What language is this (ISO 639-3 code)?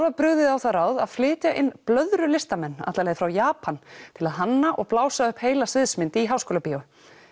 isl